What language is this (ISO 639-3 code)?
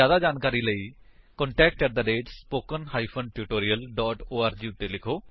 pan